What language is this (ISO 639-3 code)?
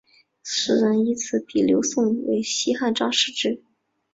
zho